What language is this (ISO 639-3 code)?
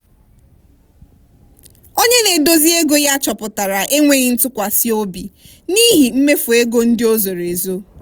ibo